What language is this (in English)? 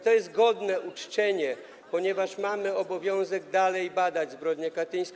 Polish